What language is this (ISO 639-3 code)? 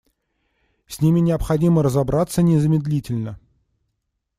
rus